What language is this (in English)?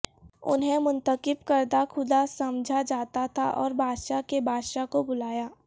Urdu